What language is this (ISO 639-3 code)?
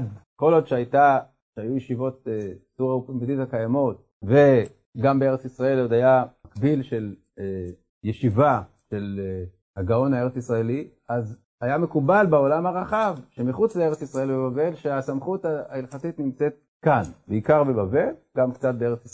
heb